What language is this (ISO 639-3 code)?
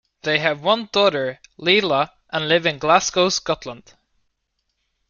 eng